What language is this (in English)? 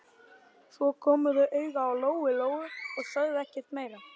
Icelandic